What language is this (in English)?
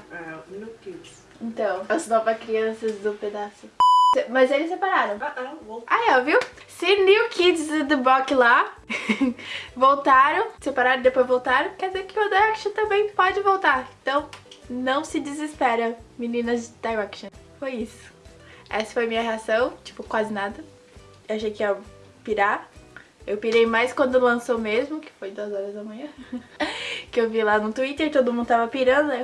Portuguese